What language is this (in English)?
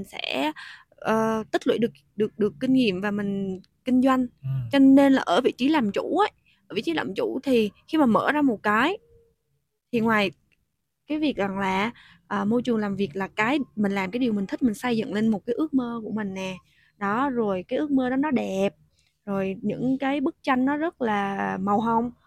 Vietnamese